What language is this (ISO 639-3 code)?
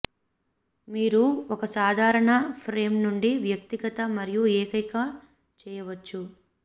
tel